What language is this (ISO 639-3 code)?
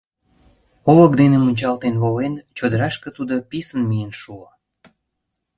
chm